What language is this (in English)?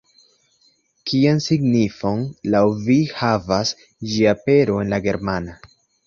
Esperanto